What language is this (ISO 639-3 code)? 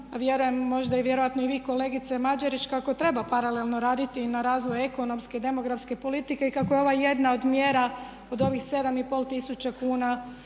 hrv